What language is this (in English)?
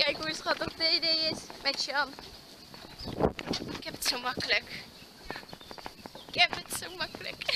Dutch